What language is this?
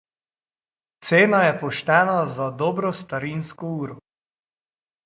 Slovenian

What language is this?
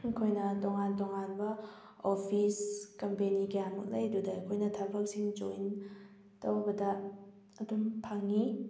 Manipuri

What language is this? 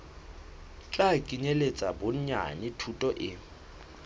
Southern Sotho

